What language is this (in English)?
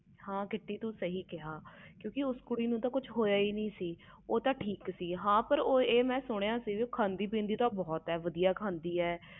Punjabi